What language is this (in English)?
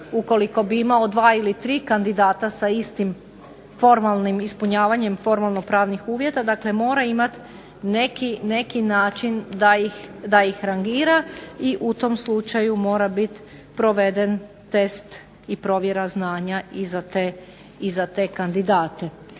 Croatian